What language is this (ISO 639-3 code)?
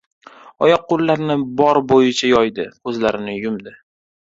uzb